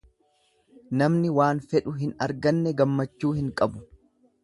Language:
Oromo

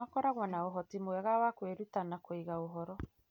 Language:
Kikuyu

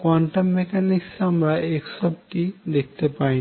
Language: Bangla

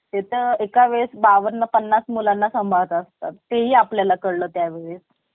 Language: Marathi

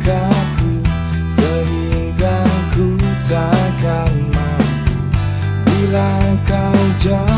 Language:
Indonesian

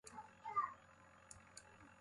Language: Kohistani Shina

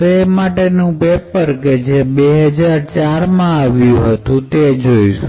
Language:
Gujarati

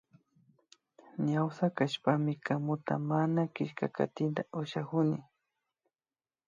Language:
Imbabura Highland Quichua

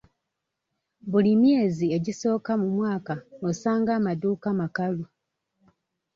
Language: Ganda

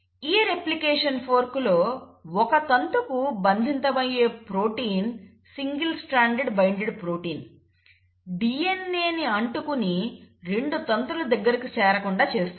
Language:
Telugu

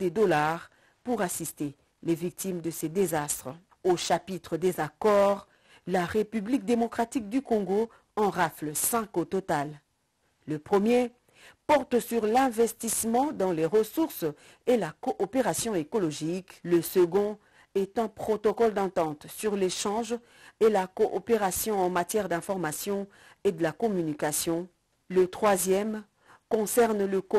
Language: French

